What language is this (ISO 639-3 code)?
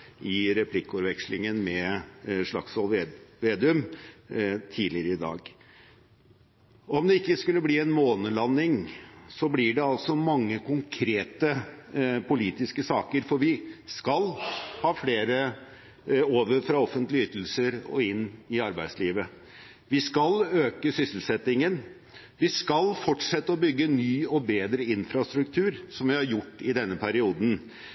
nob